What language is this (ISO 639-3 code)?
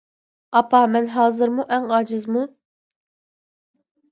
uig